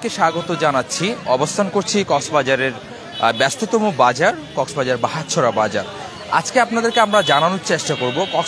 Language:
Turkish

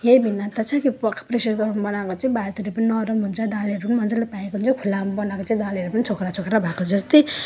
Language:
Nepali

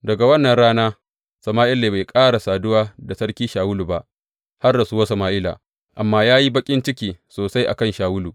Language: Hausa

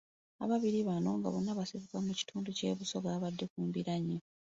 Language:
Ganda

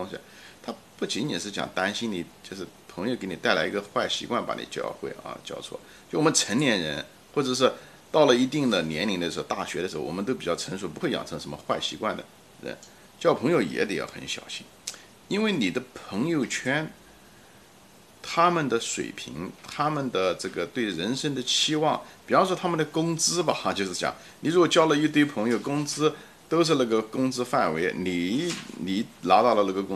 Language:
Chinese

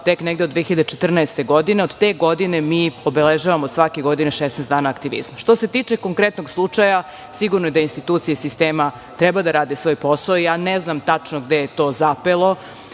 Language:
Serbian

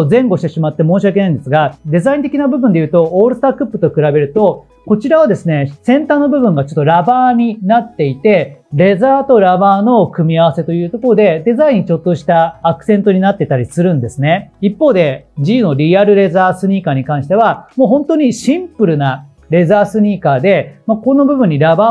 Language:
Japanese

